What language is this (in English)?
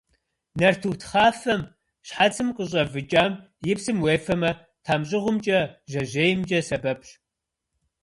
Kabardian